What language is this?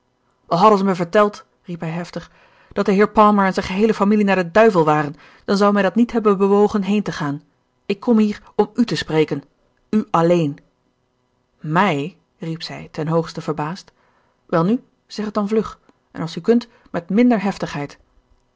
Dutch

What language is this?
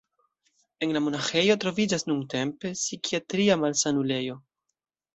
Esperanto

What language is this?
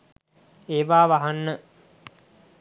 Sinhala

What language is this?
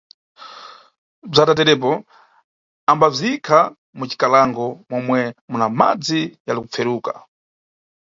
Nyungwe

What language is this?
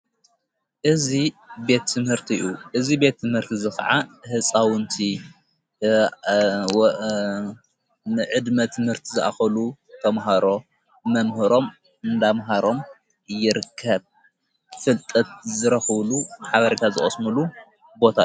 Tigrinya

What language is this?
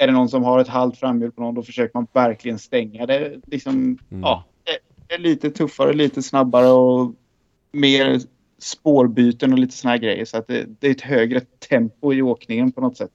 Swedish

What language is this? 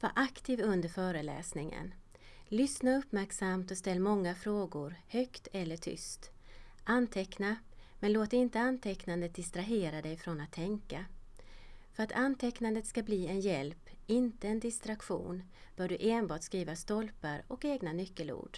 Swedish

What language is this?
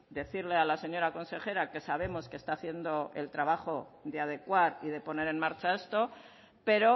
Spanish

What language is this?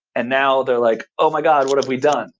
English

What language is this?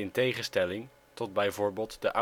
Dutch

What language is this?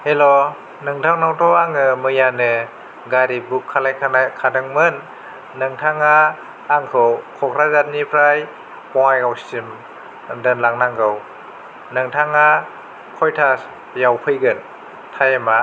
Bodo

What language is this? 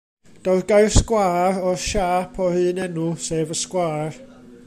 Welsh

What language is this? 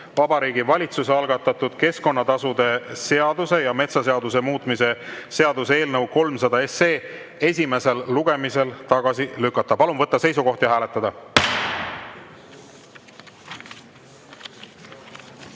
Estonian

